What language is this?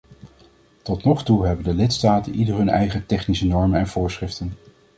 Dutch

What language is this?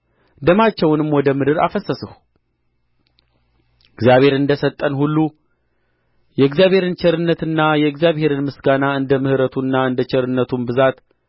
Amharic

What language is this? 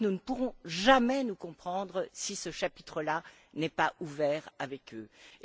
French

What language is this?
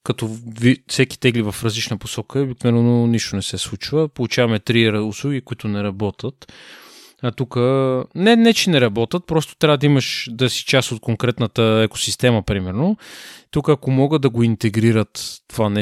Bulgarian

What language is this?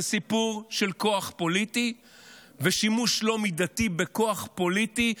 Hebrew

